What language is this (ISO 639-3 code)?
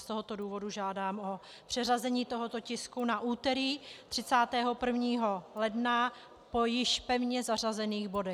ces